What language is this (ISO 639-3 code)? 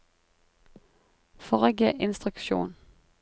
nor